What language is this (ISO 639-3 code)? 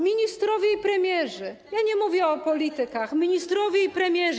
pol